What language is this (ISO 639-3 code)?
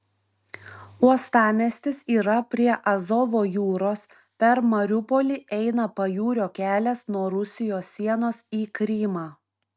lit